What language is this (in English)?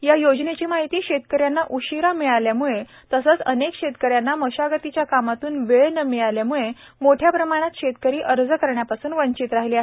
Marathi